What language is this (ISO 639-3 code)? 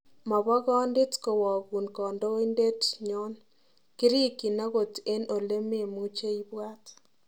kln